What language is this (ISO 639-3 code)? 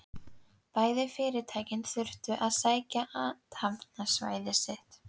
isl